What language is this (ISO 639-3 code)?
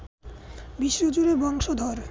ben